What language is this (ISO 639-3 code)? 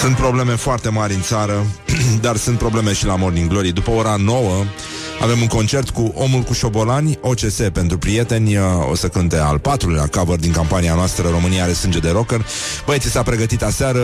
ron